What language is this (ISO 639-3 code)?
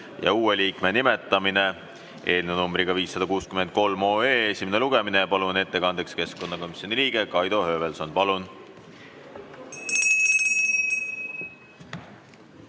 est